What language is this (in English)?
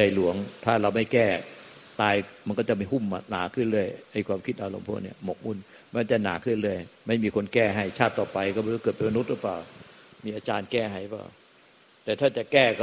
Thai